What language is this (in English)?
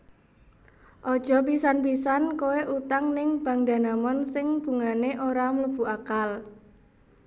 Javanese